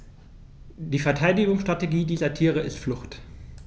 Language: German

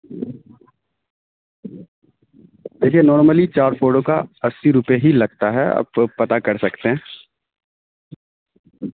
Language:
Urdu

